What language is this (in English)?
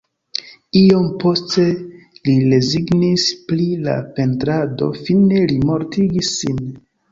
Esperanto